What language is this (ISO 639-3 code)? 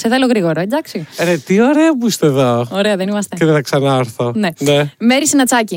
ell